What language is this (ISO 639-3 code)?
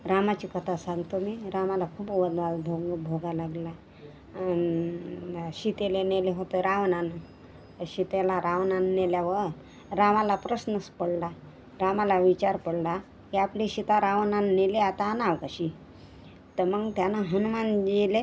mar